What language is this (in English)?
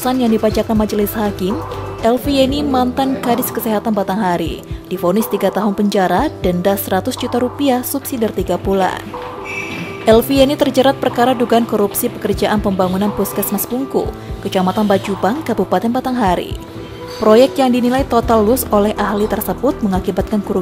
Indonesian